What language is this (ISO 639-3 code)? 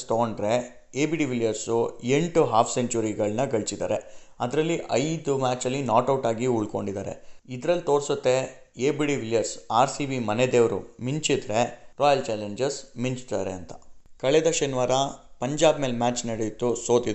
kan